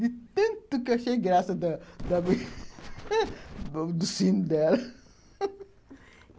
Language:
Portuguese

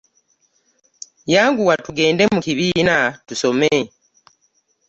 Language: Ganda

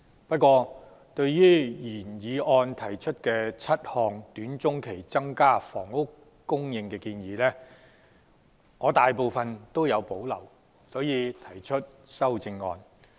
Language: Cantonese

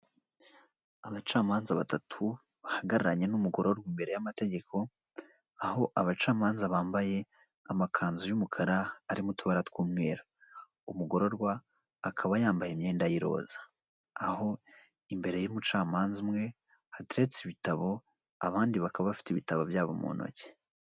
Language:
Kinyarwanda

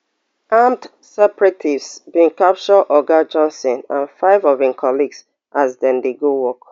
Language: Nigerian Pidgin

